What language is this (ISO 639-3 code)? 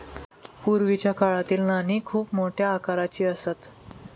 mar